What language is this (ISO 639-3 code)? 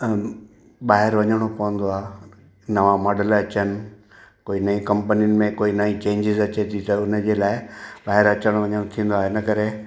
snd